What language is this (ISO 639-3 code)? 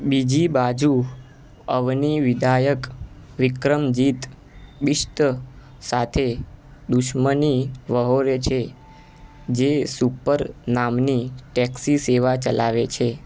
guj